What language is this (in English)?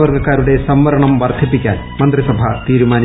Malayalam